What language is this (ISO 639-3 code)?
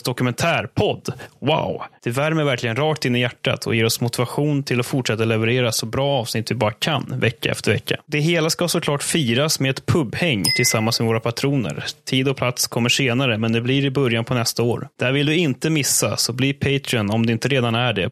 swe